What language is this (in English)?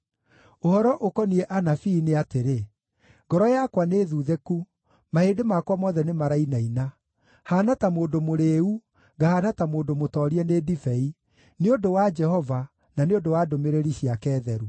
Kikuyu